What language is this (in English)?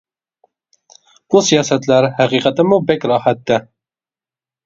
Uyghur